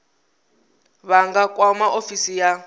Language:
Venda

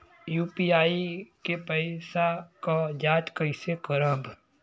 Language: Bhojpuri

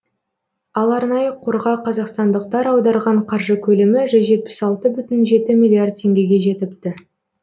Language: Kazakh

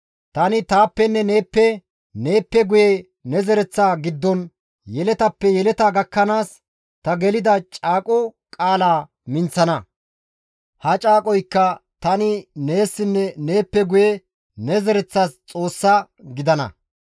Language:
Gamo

